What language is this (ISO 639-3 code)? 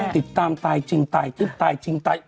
tha